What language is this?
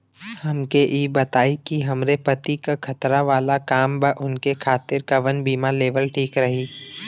Bhojpuri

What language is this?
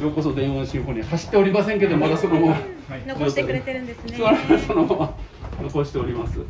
Japanese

